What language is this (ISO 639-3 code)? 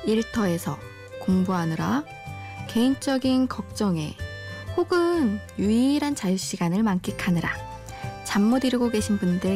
kor